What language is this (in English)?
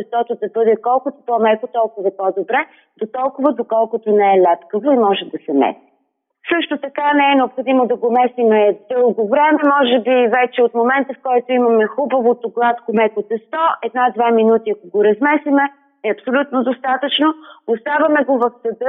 Bulgarian